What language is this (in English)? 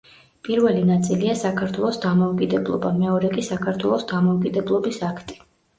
Georgian